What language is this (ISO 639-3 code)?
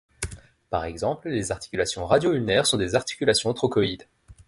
fra